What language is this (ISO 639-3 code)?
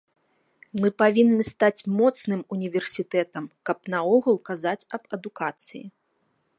bel